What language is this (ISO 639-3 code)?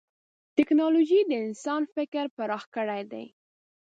pus